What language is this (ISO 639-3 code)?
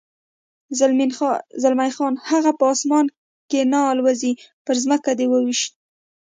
pus